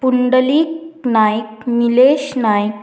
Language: Konkani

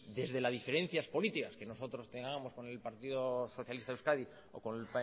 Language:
Spanish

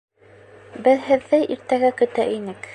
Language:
Bashkir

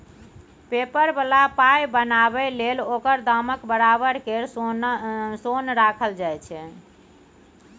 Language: Maithili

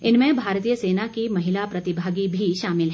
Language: Hindi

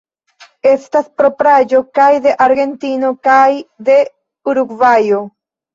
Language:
Esperanto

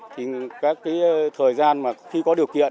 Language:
Vietnamese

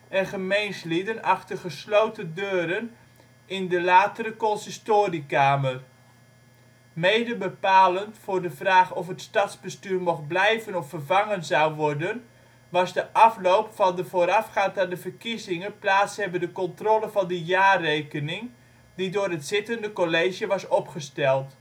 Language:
Dutch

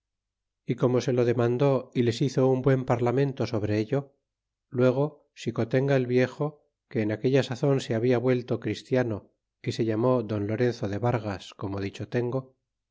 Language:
Spanish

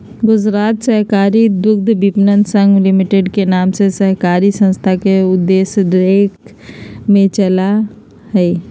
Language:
Magahi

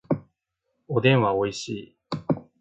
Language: Japanese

